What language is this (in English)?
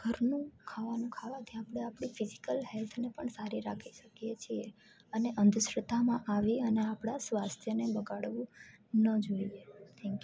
Gujarati